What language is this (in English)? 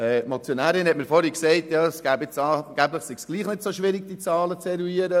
Swiss German